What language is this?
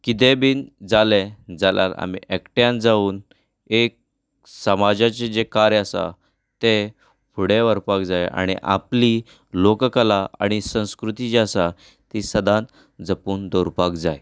Konkani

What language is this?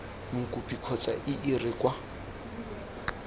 Tswana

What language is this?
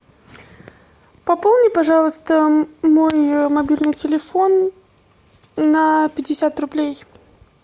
Russian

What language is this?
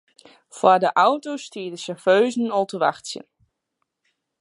Western Frisian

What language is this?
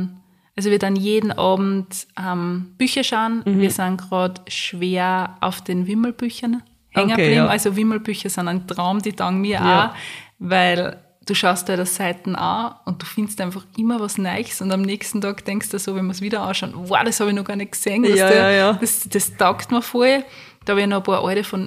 German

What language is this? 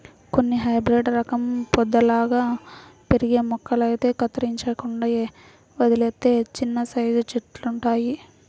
Telugu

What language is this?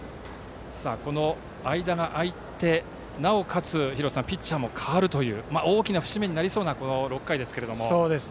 Japanese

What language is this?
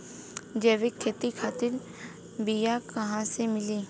Bhojpuri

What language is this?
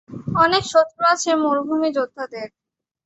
Bangla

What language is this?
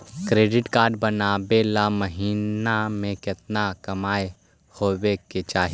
Magahi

